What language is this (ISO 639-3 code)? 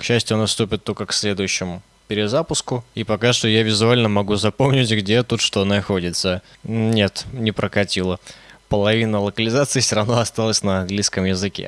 rus